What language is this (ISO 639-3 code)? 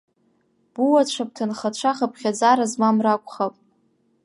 abk